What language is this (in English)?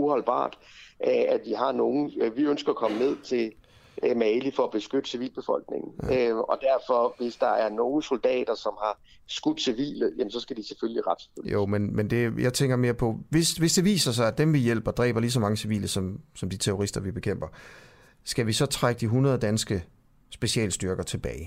Danish